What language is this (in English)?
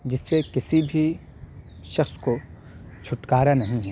Urdu